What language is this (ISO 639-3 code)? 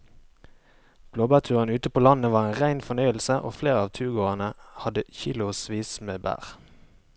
nor